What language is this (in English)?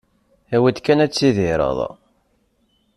Kabyle